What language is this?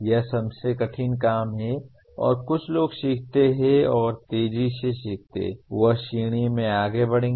Hindi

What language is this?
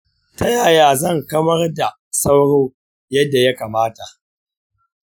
Hausa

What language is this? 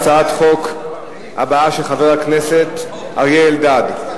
Hebrew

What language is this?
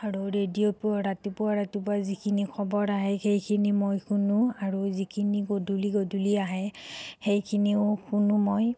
Assamese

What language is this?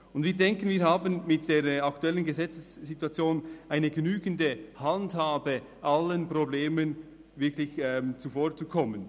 Swiss German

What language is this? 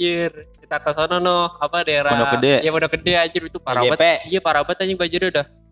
Indonesian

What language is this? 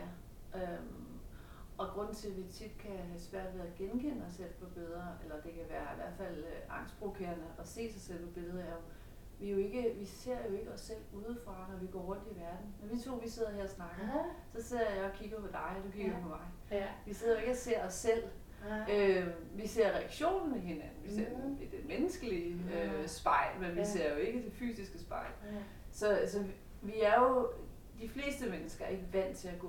Danish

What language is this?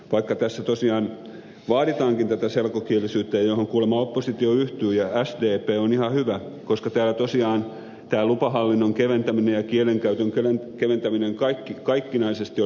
Finnish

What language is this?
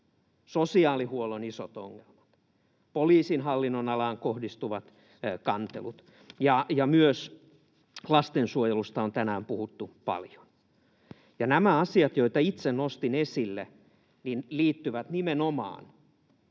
Finnish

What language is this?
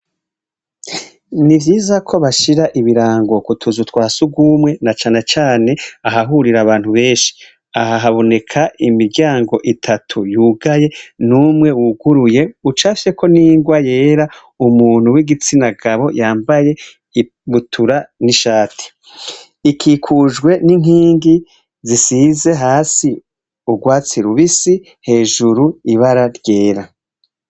Rundi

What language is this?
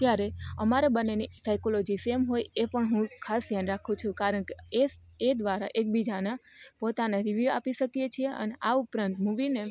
Gujarati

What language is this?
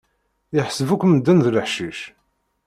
Kabyle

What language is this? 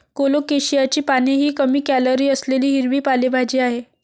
Marathi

